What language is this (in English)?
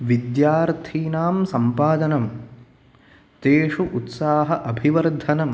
Sanskrit